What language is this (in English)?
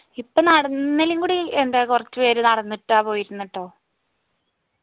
Malayalam